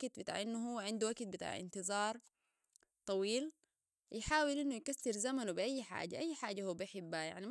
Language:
Sudanese Arabic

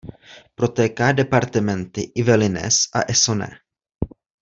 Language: Czech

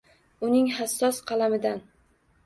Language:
Uzbek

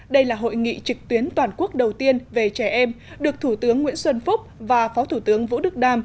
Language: Vietnamese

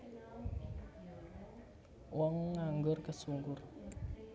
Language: Javanese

